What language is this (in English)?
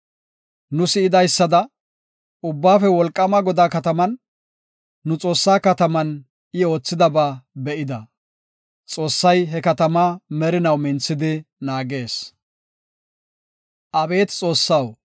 Gofa